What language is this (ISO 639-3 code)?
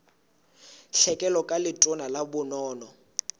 sot